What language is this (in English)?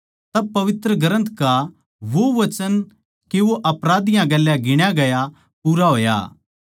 Haryanvi